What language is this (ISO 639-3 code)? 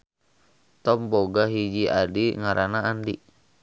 sun